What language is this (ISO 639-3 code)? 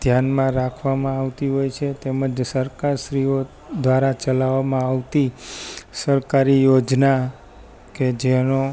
guj